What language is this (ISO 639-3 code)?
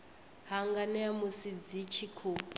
ven